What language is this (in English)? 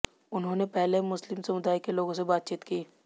Hindi